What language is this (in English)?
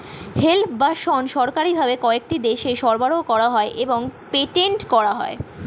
Bangla